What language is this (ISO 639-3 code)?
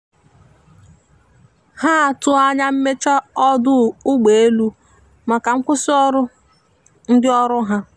ibo